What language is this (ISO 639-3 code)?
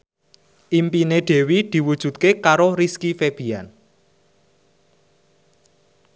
jav